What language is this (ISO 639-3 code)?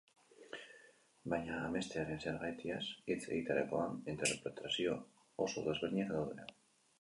eus